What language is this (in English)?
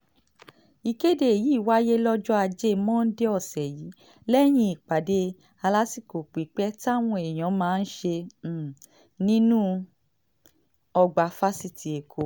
Yoruba